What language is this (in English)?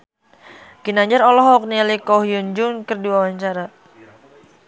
Sundanese